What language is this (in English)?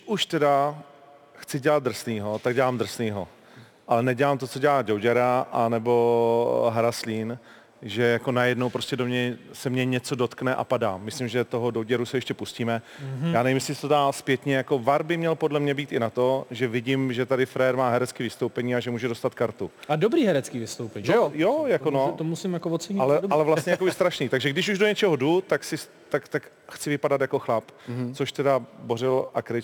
Czech